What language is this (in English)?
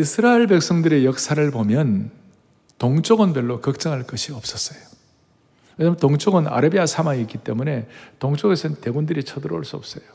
Korean